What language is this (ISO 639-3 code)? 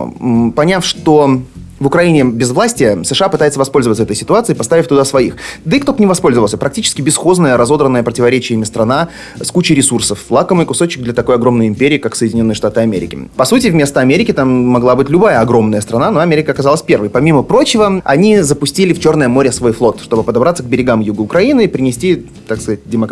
rus